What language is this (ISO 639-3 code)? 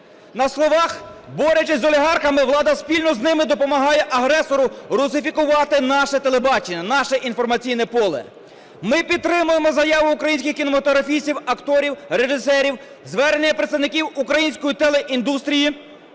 ukr